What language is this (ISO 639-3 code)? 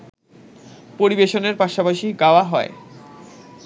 ben